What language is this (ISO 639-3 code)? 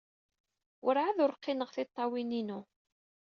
kab